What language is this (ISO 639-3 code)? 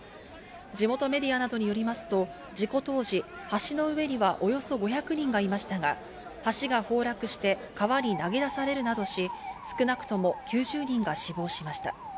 jpn